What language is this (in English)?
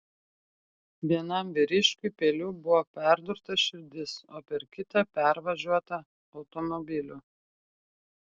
Lithuanian